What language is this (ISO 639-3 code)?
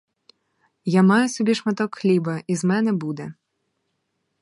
ukr